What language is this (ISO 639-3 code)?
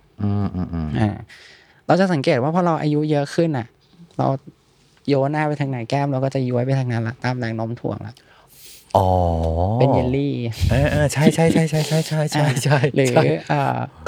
tha